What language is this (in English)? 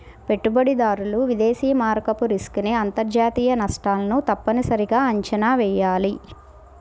Telugu